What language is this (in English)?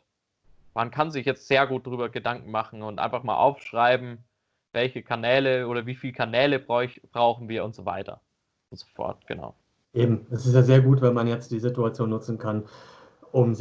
German